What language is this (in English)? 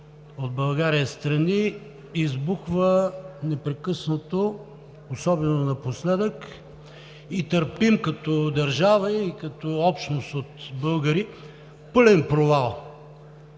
Bulgarian